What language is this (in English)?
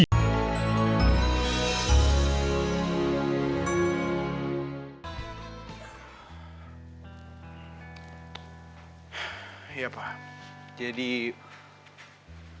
Indonesian